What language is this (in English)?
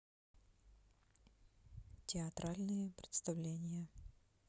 Russian